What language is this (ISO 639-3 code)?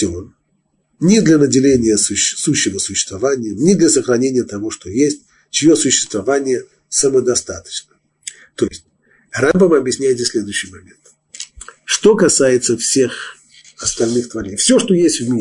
rus